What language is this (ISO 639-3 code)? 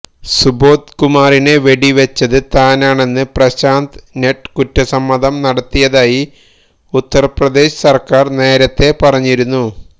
mal